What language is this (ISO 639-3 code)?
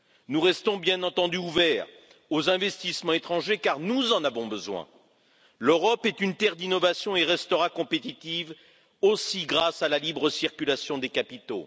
fra